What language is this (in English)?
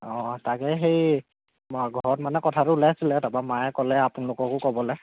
Assamese